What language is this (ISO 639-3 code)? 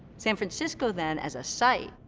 eng